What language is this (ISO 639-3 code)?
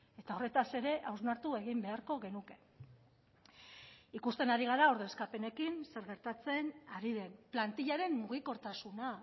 eus